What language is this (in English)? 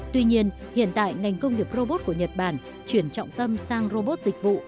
Vietnamese